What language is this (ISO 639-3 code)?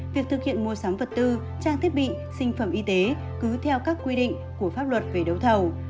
vie